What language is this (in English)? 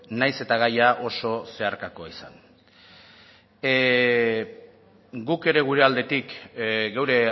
Basque